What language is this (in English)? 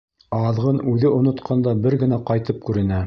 Bashkir